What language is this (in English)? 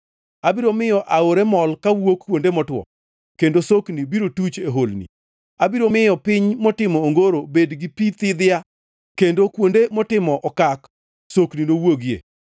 Luo (Kenya and Tanzania)